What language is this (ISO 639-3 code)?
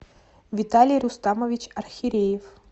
rus